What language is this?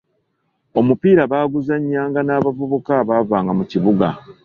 Ganda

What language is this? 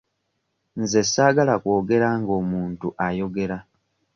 Ganda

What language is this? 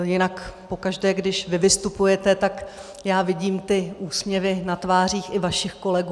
Czech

